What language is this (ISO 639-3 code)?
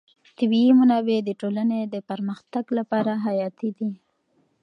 pus